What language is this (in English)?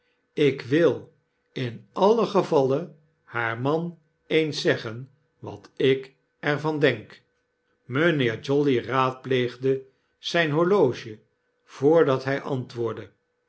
Dutch